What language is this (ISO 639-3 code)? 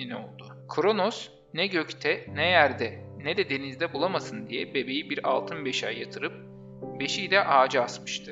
tur